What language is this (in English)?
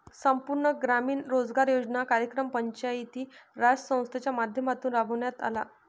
Marathi